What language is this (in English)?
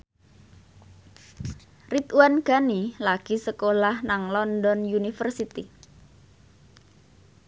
Javanese